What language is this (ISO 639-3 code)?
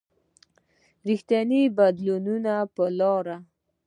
pus